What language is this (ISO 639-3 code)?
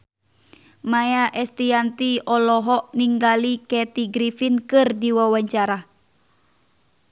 sun